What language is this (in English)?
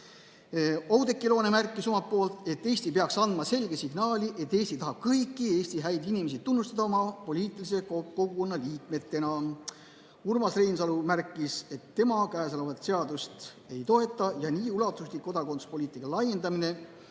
Estonian